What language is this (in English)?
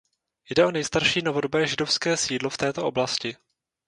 Czech